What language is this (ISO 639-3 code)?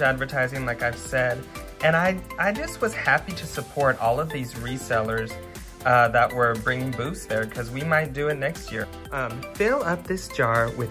eng